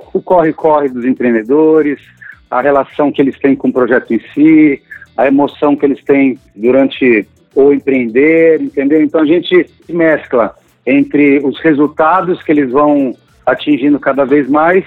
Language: Portuguese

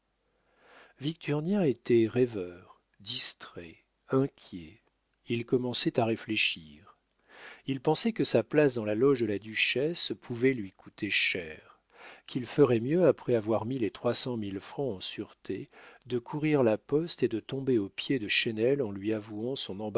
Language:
French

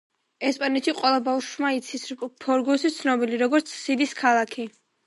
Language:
Georgian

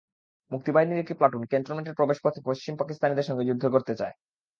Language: Bangla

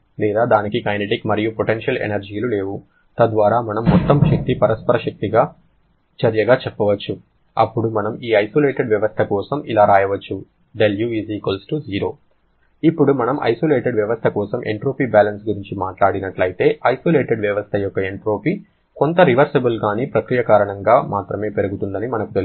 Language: Telugu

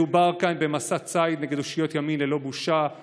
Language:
Hebrew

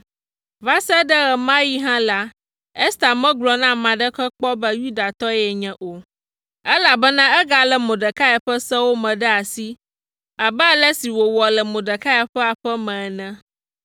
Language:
Ewe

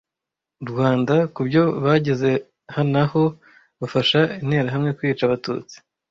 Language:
Kinyarwanda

